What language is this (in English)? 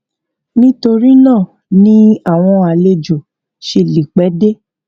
Yoruba